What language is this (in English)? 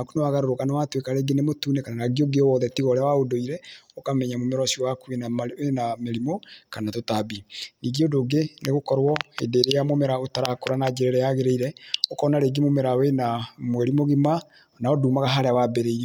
Kikuyu